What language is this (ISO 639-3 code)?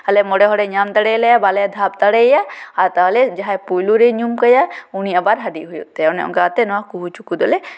sat